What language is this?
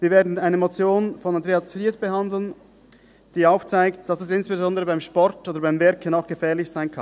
Swiss German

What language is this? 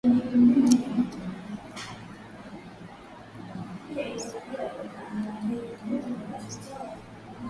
Swahili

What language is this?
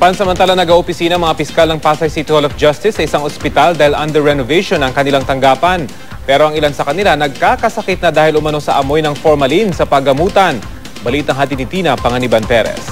Filipino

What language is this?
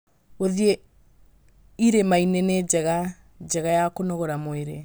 Kikuyu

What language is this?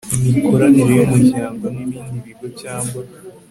Kinyarwanda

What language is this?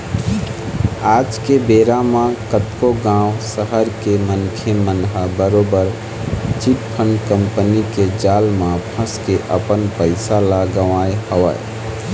Chhattisgarhi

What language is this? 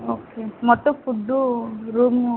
Telugu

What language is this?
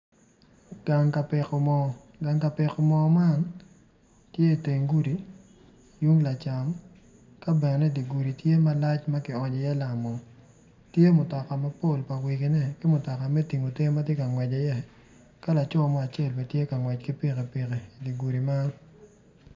Acoli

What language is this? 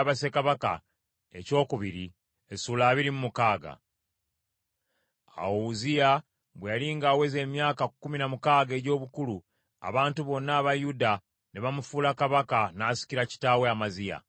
Ganda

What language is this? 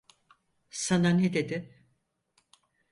Turkish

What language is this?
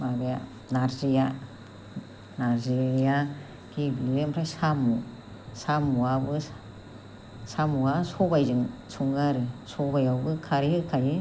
Bodo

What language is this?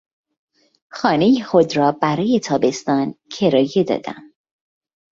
Persian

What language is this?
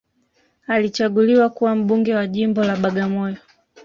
Swahili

